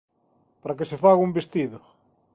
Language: Galician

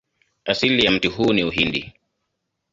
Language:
Swahili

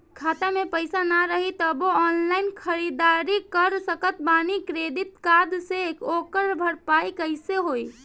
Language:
Bhojpuri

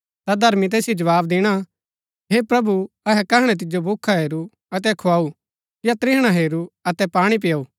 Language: Gaddi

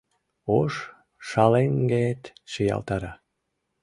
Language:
Mari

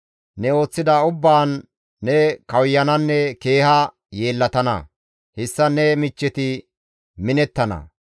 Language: Gamo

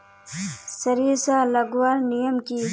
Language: Magahi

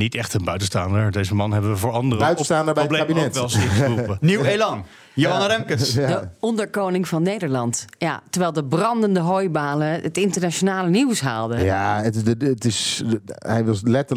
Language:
Dutch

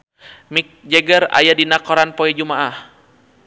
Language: Sundanese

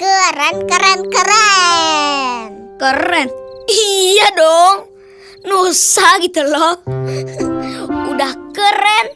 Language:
Indonesian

